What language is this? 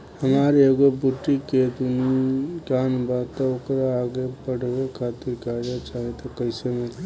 Bhojpuri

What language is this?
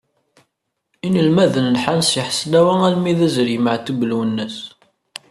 Kabyle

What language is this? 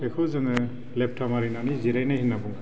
Bodo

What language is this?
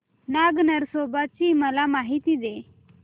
Marathi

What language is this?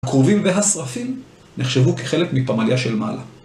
Hebrew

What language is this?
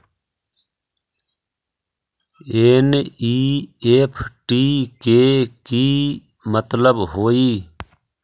Magahi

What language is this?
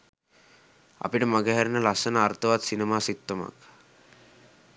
Sinhala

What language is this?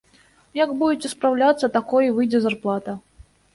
Belarusian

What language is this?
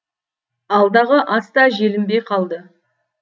Kazakh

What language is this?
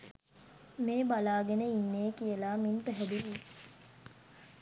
Sinhala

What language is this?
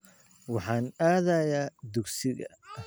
Somali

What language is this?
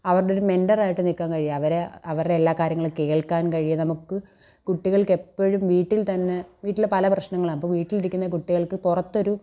Malayalam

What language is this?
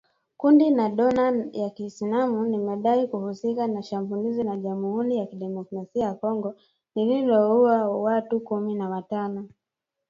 Swahili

